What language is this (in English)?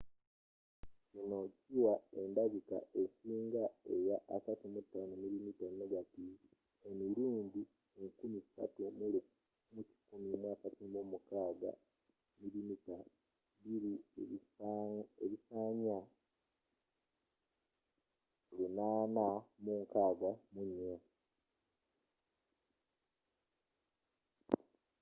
Ganda